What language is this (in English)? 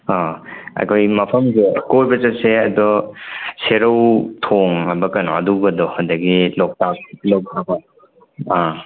Manipuri